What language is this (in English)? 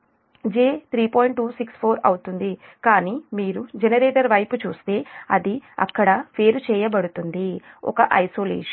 Telugu